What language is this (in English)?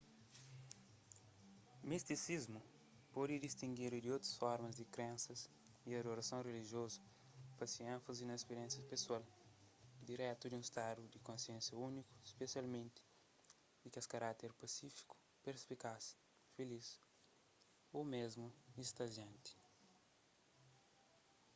Kabuverdianu